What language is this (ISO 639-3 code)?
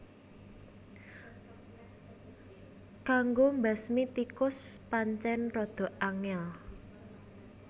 jav